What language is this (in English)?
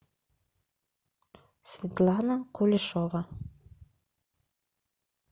Russian